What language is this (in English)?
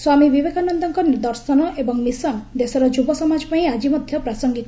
Odia